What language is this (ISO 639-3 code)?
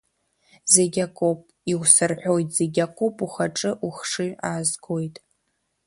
abk